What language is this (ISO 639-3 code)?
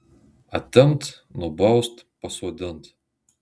lit